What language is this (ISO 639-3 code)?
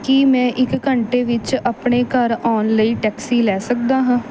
pan